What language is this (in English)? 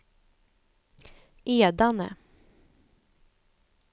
Swedish